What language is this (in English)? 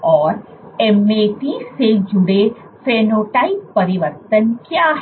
Hindi